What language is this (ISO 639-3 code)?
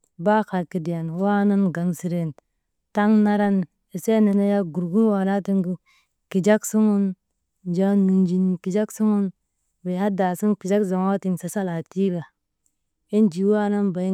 mde